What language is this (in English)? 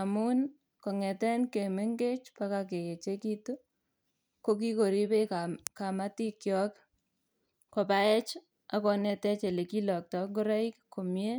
Kalenjin